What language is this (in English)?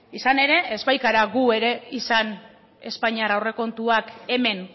Basque